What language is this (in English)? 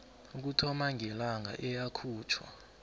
South Ndebele